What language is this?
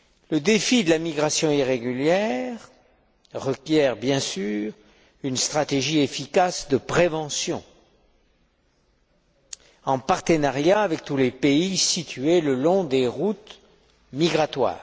French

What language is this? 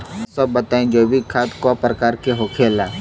Bhojpuri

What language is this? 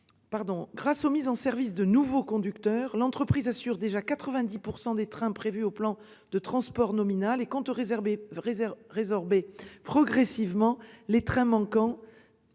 French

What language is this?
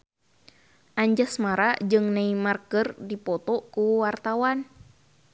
Sundanese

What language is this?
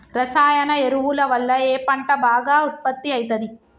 Telugu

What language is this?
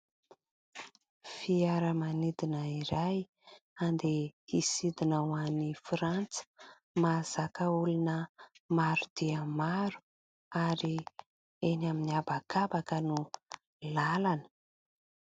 Malagasy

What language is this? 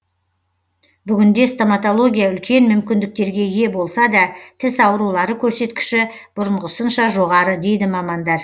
Kazakh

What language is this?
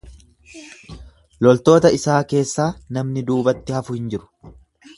Oromo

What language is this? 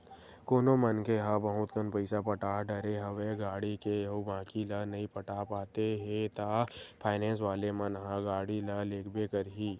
Chhattisgarhi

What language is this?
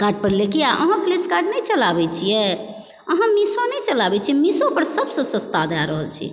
Maithili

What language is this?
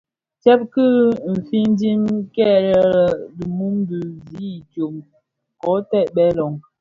Bafia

